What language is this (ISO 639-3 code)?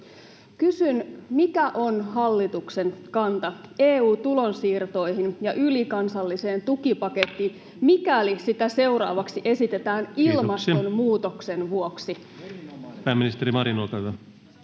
fin